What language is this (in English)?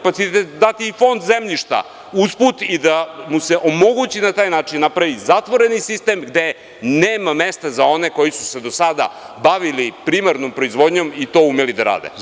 Serbian